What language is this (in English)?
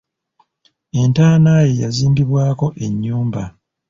Ganda